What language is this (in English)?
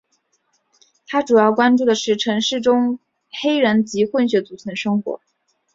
Chinese